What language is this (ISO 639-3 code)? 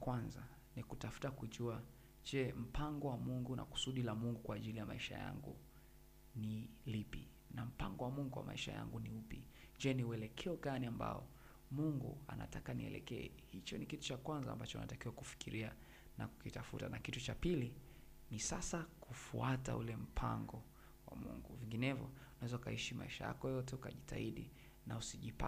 swa